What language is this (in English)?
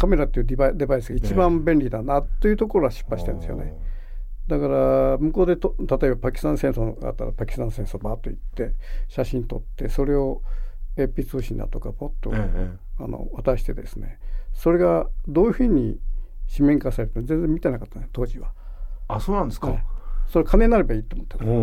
Japanese